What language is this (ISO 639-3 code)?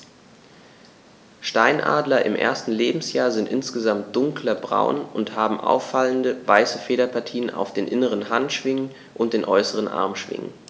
deu